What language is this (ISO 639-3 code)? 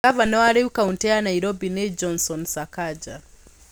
kik